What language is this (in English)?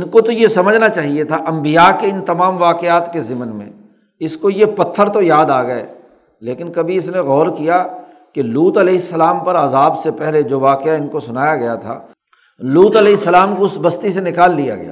Urdu